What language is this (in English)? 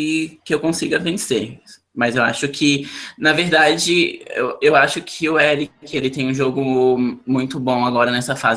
Portuguese